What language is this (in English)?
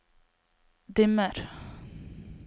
Norwegian